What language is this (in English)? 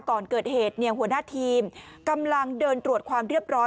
Thai